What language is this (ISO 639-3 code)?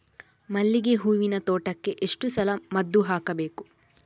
kan